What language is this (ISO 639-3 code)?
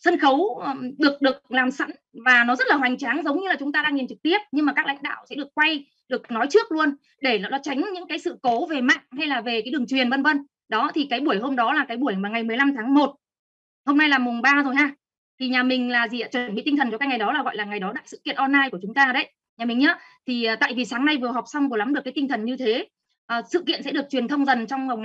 vie